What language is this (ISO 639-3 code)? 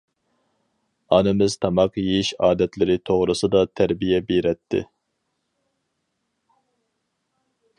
uig